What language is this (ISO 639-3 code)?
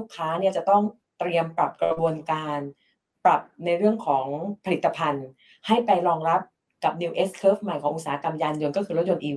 tha